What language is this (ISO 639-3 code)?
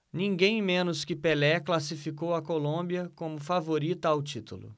por